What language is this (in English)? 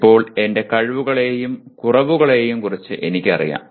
Malayalam